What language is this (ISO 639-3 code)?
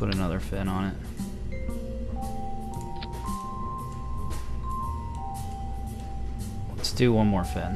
eng